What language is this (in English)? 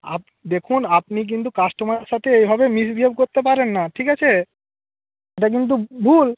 Bangla